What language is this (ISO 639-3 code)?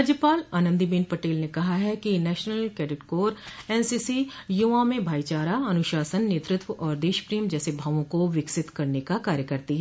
hin